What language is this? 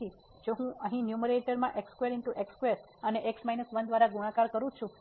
Gujarati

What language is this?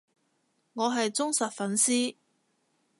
Cantonese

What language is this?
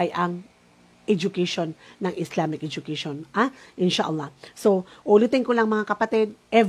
Filipino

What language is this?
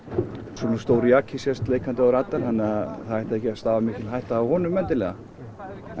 Icelandic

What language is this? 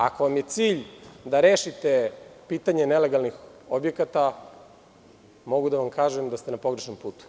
Serbian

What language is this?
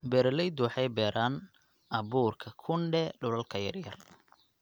Somali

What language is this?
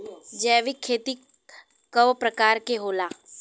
Bhojpuri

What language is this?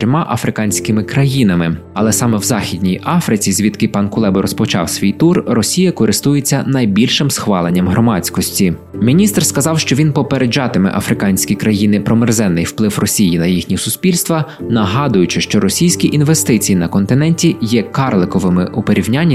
Ukrainian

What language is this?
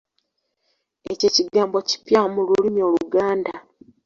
Ganda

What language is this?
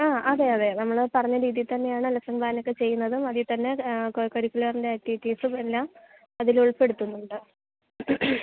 Malayalam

